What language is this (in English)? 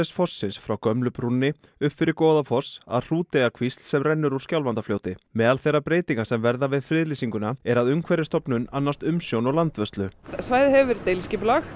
Icelandic